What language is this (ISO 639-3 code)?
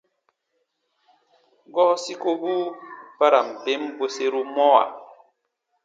bba